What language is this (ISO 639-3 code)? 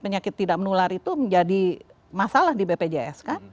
ind